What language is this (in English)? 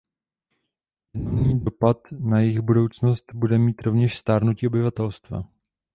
Czech